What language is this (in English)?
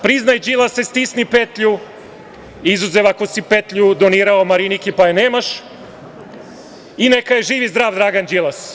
Serbian